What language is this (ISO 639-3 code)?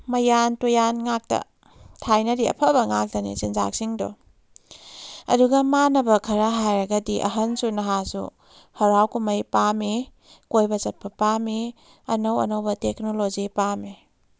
mni